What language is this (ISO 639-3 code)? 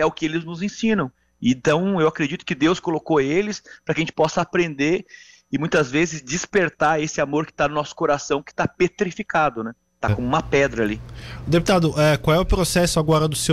por